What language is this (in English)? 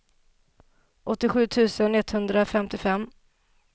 Swedish